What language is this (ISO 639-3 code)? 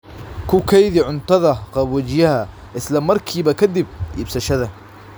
som